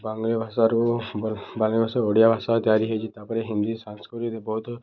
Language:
Odia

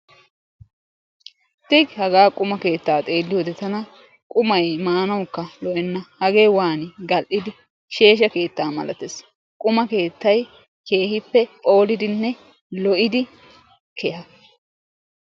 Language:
Wolaytta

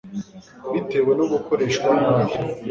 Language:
Kinyarwanda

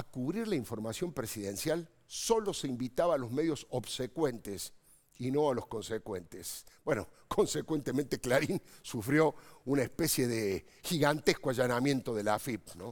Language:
Spanish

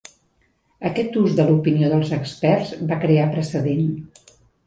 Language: Catalan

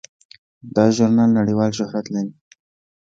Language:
Pashto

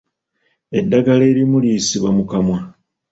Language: Ganda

